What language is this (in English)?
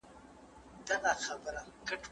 Pashto